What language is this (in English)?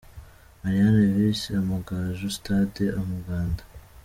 Kinyarwanda